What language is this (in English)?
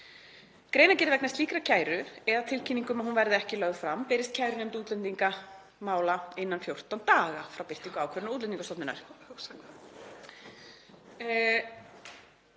Icelandic